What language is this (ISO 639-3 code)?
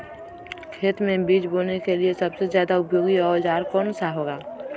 mag